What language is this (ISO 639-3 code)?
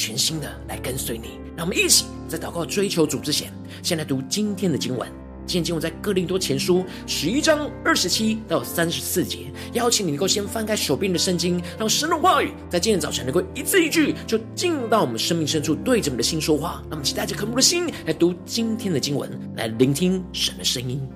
zho